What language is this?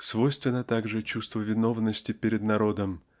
Russian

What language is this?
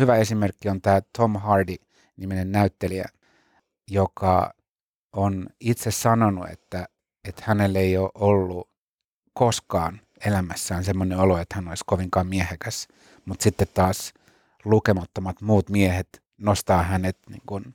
Finnish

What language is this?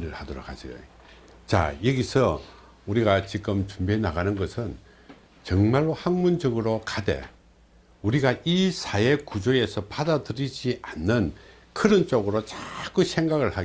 Korean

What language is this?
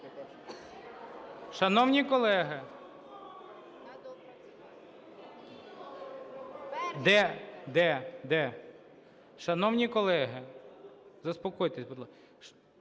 Ukrainian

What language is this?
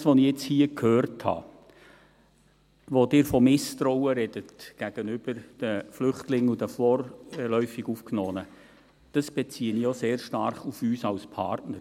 Swiss German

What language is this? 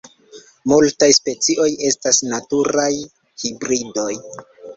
Esperanto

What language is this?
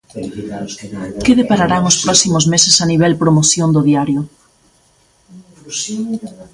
Galician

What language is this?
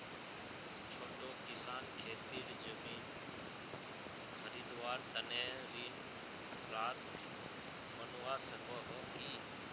Magahi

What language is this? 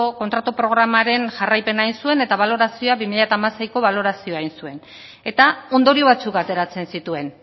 Basque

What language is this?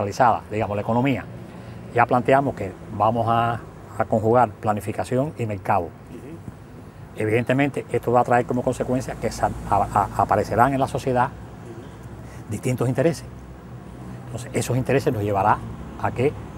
Spanish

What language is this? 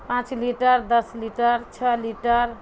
Urdu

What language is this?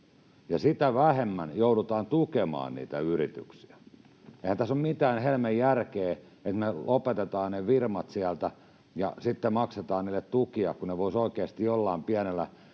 Finnish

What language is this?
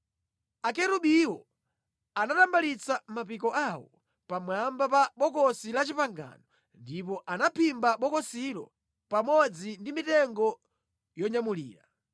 Nyanja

